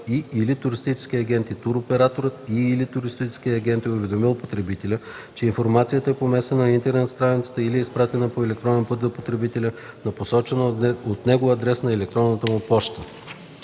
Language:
Bulgarian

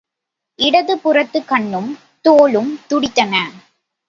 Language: Tamil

